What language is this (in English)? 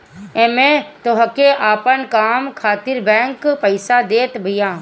Bhojpuri